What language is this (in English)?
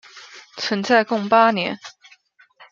Chinese